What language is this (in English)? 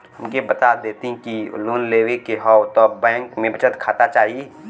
Bhojpuri